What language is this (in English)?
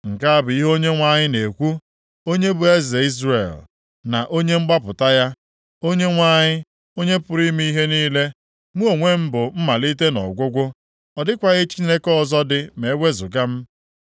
Igbo